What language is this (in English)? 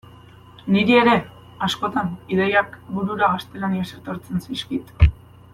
Basque